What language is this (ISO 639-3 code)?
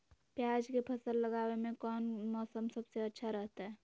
mag